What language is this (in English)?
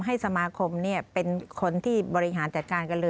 Thai